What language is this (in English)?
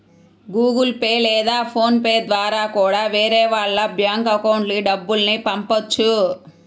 Telugu